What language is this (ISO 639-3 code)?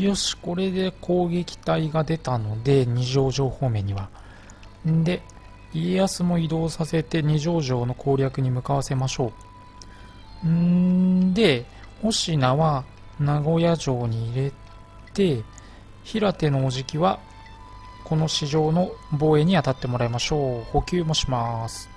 jpn